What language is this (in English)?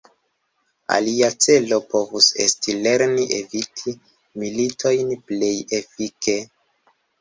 Esperanto